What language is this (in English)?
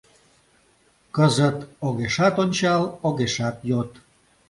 Mari